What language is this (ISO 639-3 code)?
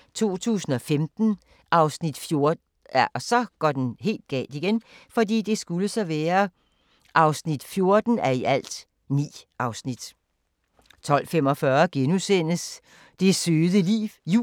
dan